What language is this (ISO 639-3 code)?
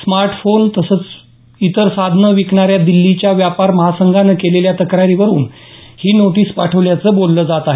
mar